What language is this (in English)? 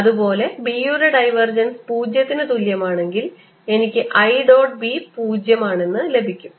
Malayalam